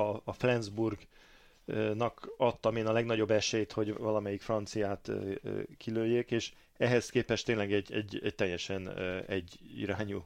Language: Hungarian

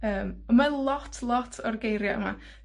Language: Welsh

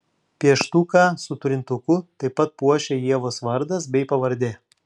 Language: Lithuanian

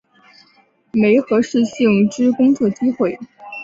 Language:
Chinese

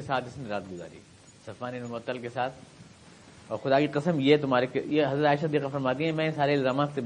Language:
Urdu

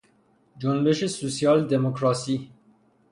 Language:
Persian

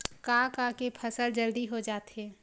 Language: Chhattisgarhi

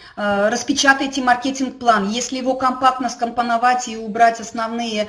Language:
Russian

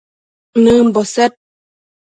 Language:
Matsés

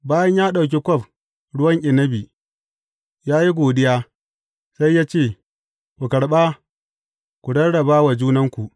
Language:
Hausa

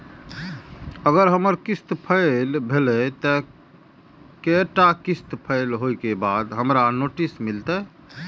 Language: Maithili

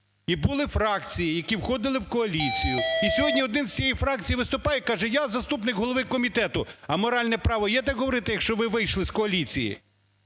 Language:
Ukrainian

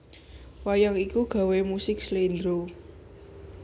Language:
Javanese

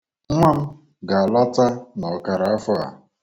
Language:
Igbo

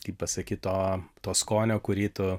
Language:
Lithuanian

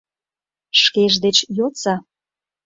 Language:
Mari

